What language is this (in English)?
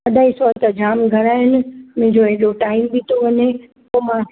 Sindhi